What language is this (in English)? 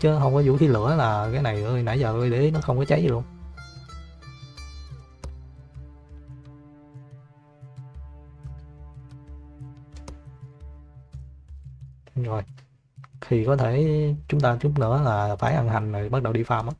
Vietnamese